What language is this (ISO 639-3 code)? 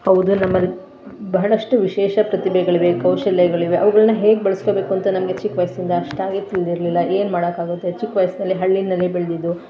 kan